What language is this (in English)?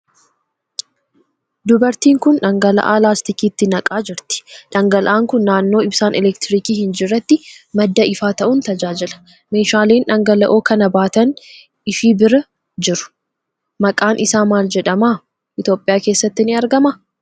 Oromo